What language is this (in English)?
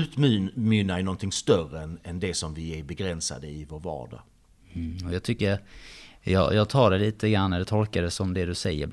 Swedish